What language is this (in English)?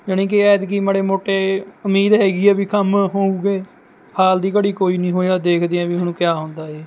Punjabi